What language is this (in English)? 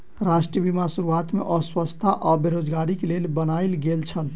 Maithili